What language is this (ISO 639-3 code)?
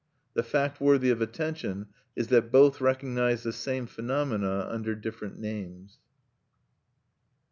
eng